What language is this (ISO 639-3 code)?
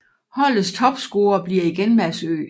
dan